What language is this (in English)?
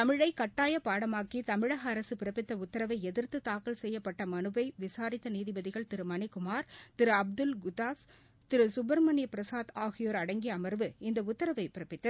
Tamil